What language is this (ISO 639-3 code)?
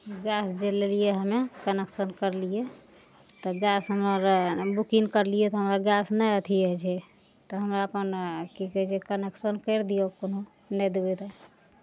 mai